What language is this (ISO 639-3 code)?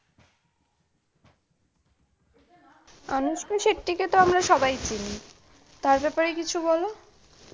ben